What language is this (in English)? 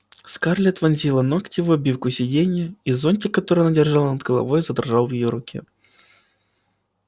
Russian